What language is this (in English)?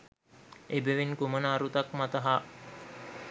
Sinhala